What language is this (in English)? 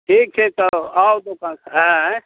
Maithili